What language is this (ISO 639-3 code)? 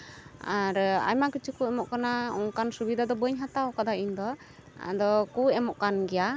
sat